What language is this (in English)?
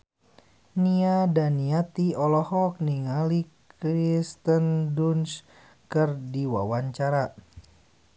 Sundanese